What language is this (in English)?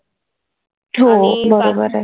Marathi